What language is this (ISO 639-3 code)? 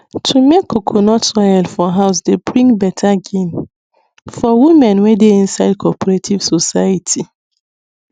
pcm